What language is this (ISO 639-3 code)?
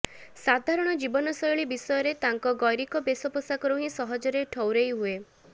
ori